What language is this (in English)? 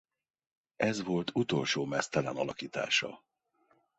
Hungarian